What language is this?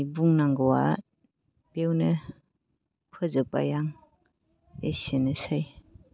Bodo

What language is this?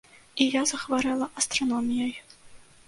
Belarusian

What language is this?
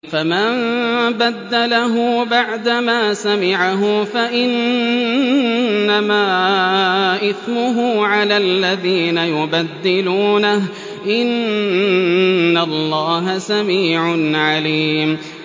Arabic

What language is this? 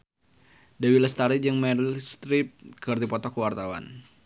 Sundanese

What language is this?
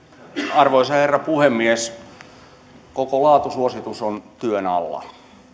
Finnish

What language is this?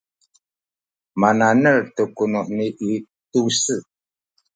Sakizaya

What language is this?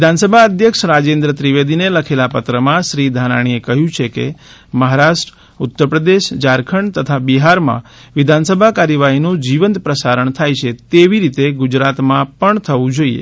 Gujarati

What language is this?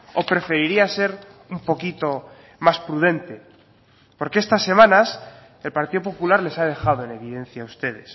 Spanish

